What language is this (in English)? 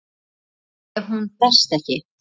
Icelandic